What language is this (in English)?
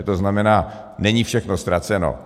Czech